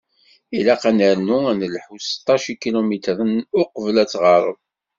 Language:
Kabyle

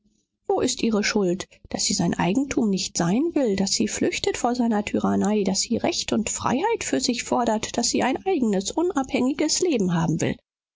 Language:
German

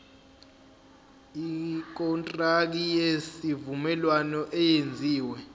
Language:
Zulu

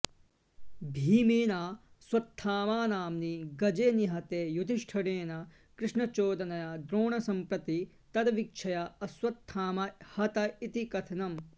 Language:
Sanskrit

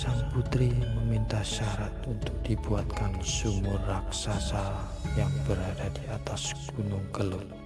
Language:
Indonesian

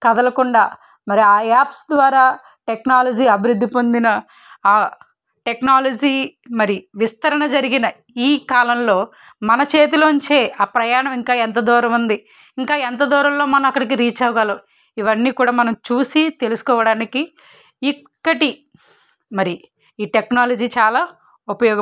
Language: Telugu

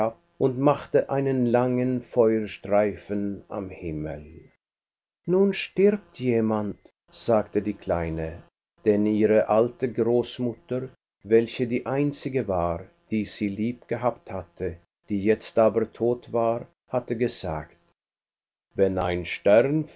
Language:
German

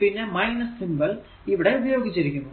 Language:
Malayalam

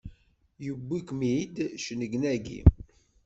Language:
Kabyle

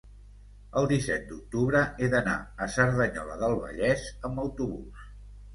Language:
Catalan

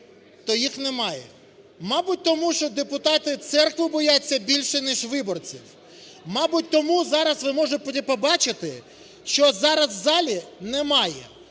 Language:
Ukrainian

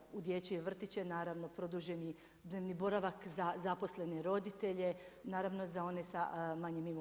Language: Croatian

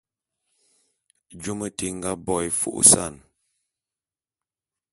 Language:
Bulu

